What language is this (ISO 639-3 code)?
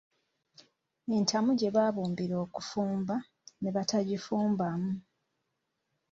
lug